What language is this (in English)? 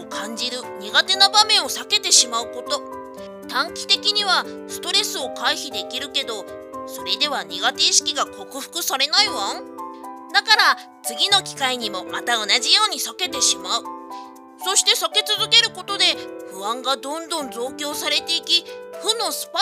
Japanese